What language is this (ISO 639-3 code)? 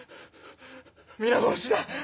jpn